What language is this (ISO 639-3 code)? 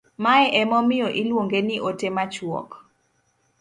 luo